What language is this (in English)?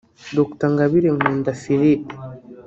Kinyarwanda